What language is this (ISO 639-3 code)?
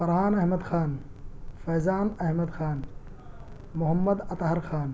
urd